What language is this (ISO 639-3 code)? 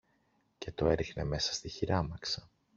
ell